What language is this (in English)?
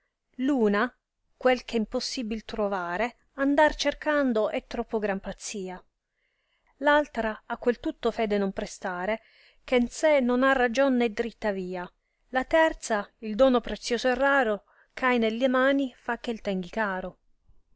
Italian